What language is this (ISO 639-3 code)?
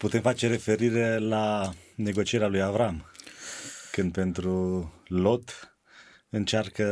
ron